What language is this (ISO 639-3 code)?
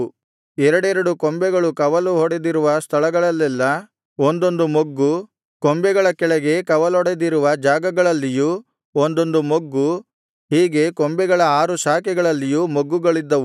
kan